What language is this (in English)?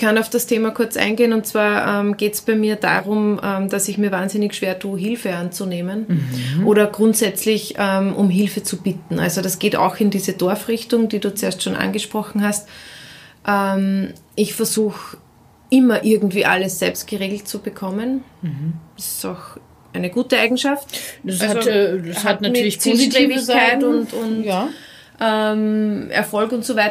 German